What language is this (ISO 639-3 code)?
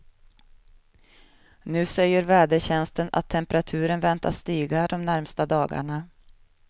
swe